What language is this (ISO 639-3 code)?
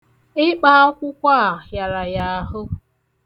ibo